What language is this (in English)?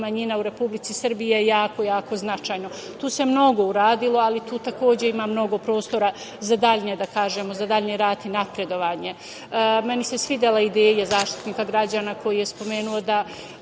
Serbian